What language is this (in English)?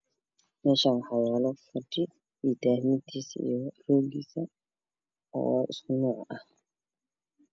Somali